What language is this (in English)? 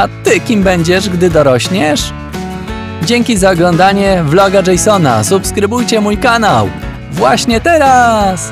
Polish